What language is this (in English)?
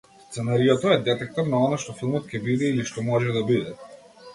Macedonian